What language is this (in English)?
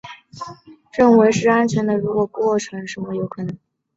Chinese